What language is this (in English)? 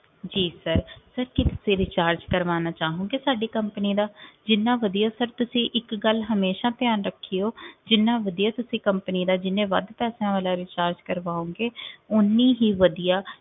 Punjabi